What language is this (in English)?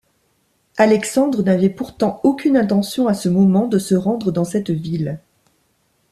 French